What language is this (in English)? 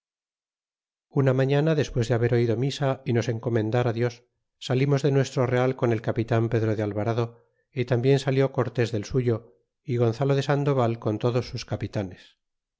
Spanish